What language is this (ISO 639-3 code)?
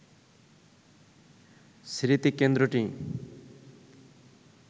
ben